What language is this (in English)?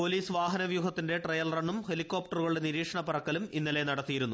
Malayalam